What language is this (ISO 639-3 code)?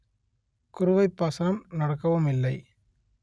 tam